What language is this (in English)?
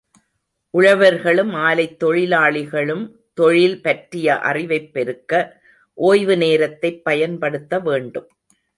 Tamil